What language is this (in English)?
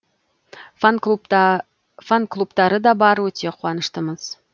Kazakh